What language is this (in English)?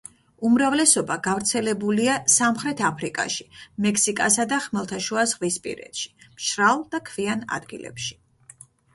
Georgian